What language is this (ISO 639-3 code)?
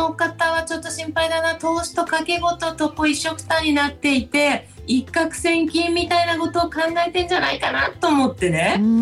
jpn